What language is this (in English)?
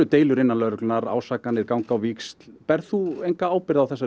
Icelandic